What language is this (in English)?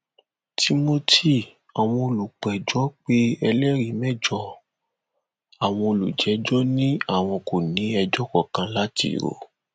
Yoruba